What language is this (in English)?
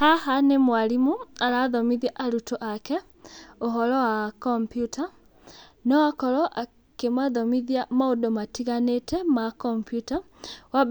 Kikuyu